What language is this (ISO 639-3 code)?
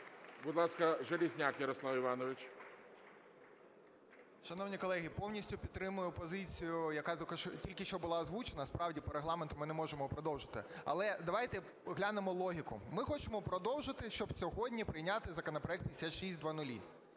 ukr